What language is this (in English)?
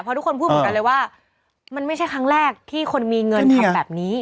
Thai